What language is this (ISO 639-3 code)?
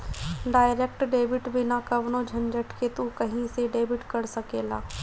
bho